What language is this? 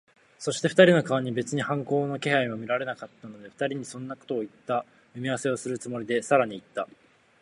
Japanese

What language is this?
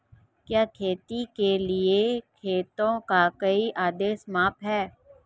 Hindi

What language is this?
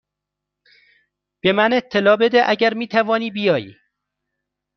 Persian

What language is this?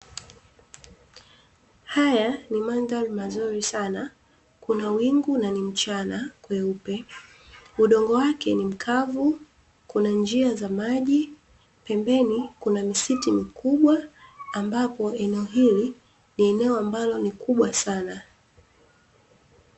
Swahili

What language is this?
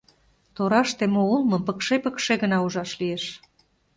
Mari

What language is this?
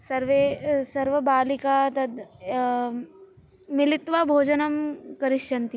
Sanskrit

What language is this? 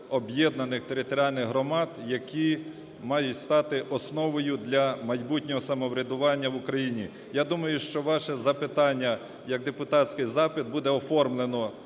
Ukrainian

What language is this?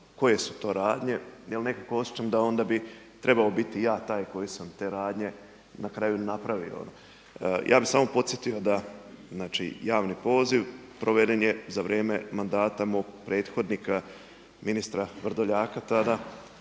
Croatian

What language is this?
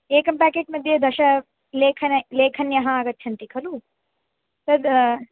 Sanskrit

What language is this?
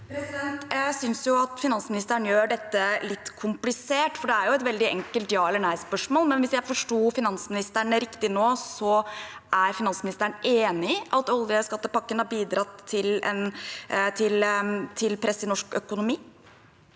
Norwegian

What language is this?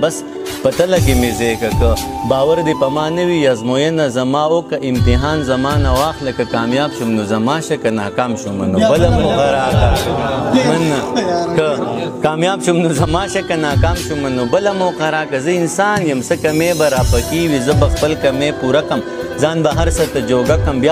Romanian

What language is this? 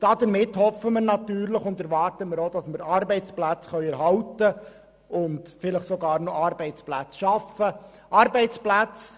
Swiss German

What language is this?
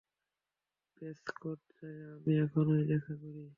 Bangla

